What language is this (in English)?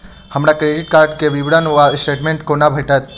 Maithili